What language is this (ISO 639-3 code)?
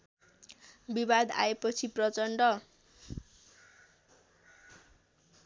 nep